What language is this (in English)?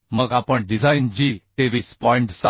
Marathi